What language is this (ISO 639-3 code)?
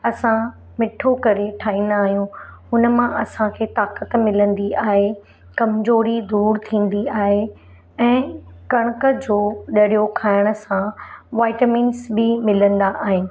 snd